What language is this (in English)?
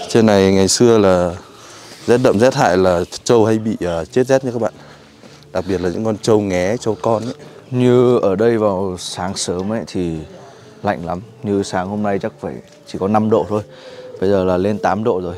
Vietnamese